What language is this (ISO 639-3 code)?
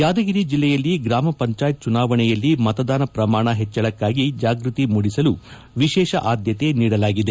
kan